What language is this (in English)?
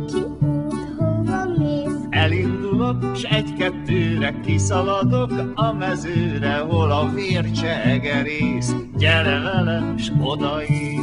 Hungarian